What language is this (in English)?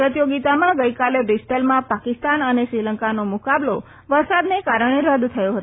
Gujarati